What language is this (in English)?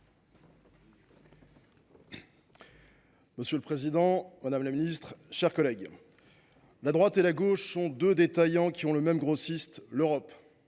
French